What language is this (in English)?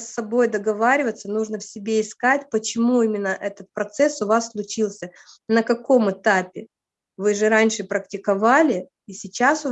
Russian